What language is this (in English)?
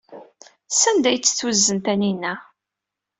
Kabyle